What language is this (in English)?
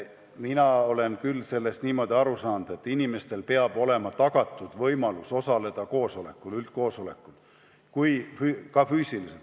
Estonian